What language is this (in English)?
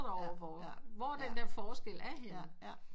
Danish